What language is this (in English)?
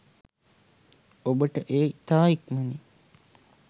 Sinhala